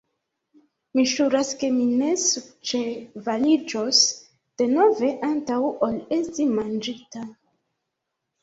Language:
Esperanto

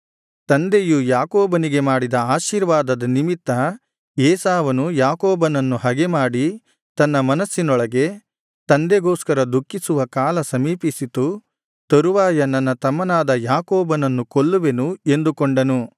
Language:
Kannada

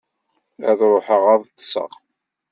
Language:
Kabyle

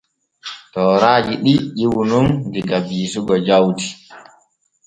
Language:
Borgu Fulfulde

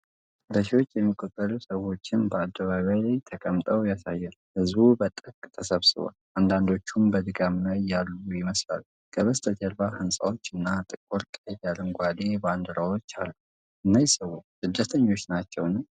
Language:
Amharic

